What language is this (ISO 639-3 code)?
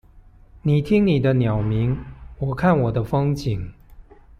zho